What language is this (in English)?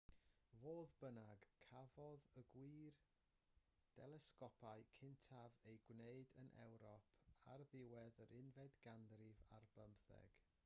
Welsh